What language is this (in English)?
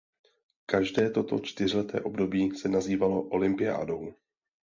Czech